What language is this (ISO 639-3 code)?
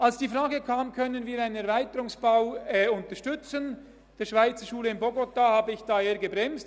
gsw